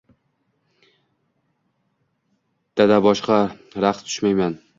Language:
Uzbek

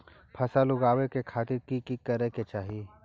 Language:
Maithili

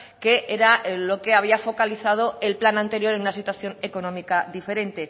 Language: Spanish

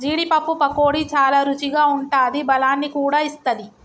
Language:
Telugu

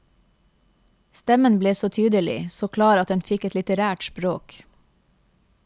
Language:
Norwegian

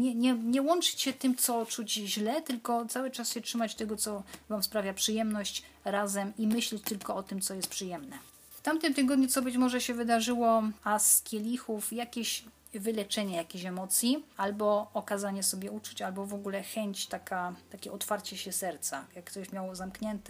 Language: Polish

